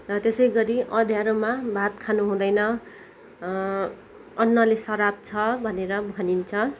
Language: Nepali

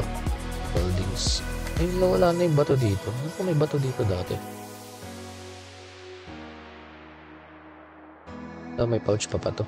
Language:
Filipino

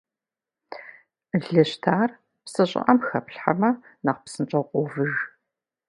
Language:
Kabardian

